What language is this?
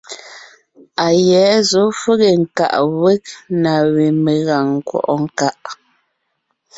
Ngiemboon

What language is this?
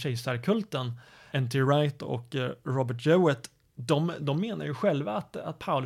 Swedish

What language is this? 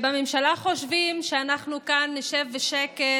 Hebrew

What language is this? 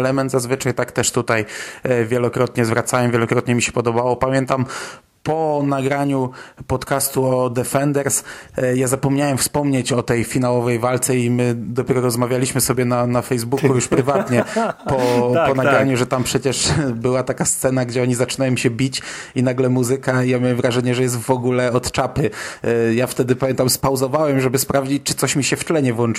Polish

